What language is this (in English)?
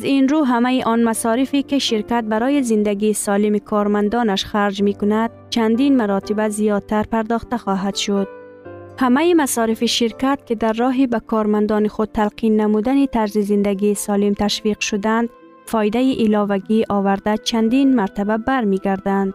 Persian